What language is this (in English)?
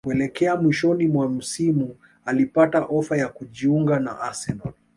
Swahili